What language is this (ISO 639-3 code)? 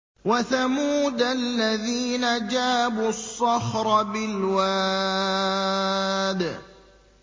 ara